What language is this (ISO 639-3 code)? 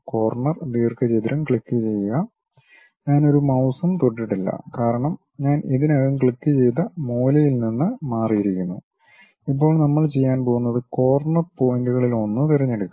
mal